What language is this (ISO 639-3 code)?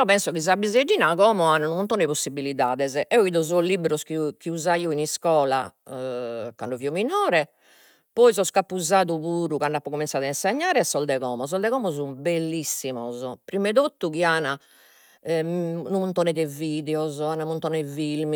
srd